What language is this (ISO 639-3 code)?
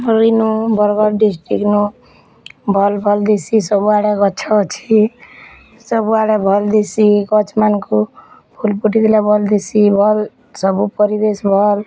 ori